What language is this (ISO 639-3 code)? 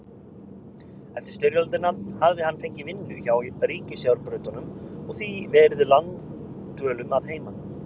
isl